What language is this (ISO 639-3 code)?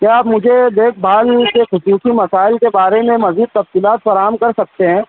urd